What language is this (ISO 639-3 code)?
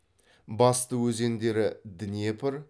kaz